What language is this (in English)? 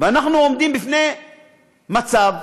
Hebrew